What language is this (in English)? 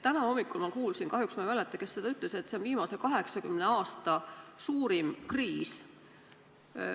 Estonian